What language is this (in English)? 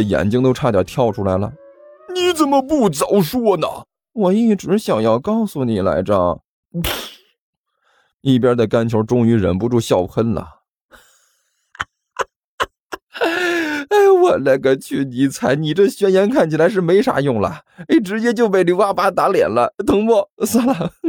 Chinese